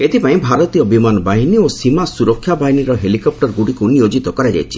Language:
Odia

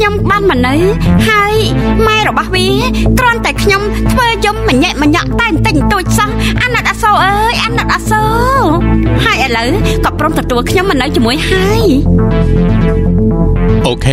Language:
Thai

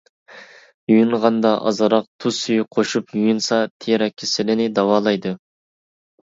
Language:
Uyghur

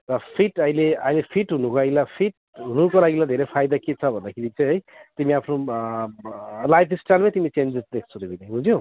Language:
Nepali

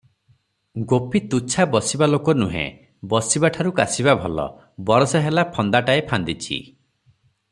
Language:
Odia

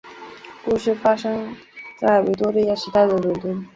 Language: Chinese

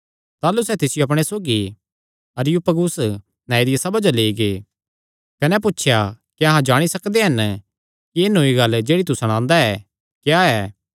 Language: Kangri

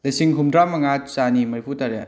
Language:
Manipuri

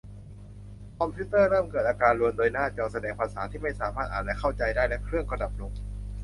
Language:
Thai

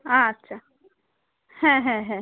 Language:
Bangla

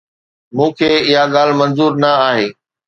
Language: Sindhi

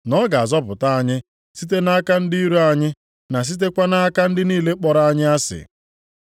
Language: Igbo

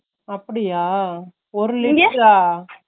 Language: Tamil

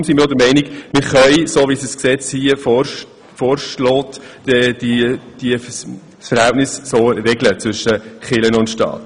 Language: Swiss German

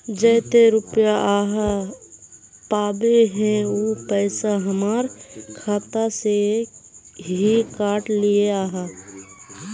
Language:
Magahi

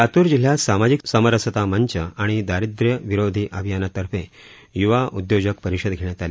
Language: Marathi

